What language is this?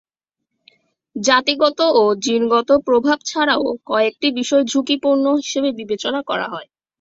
Bangla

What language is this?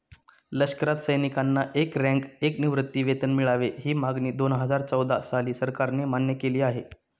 Marathi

